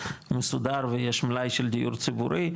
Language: Hebrew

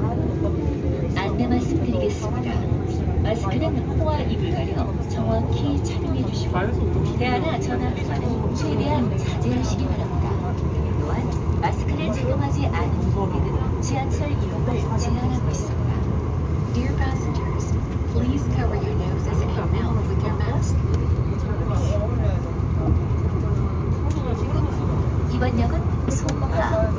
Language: Korean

